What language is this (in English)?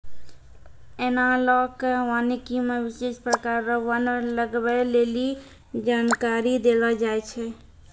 Maithili